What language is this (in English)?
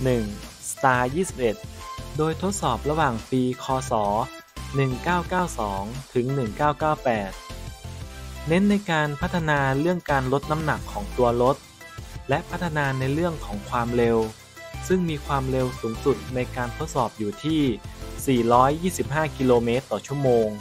Thai